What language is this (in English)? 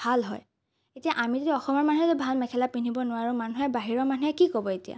Assamese